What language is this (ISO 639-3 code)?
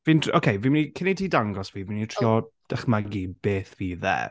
cym